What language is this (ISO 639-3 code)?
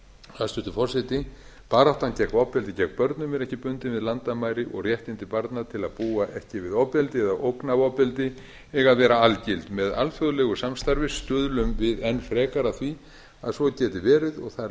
isl